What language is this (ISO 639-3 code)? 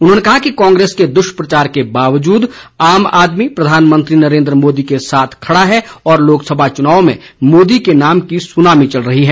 hin